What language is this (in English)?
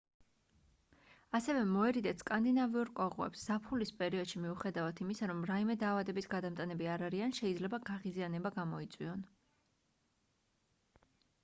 Georgian